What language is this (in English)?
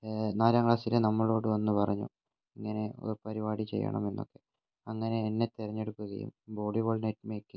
Malayalam